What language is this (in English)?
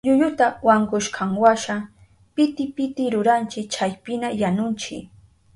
Southern Pastaza Quechua